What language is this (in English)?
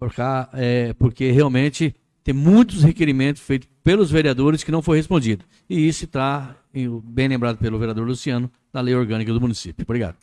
Portuguese